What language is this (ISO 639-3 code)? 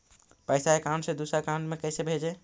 mag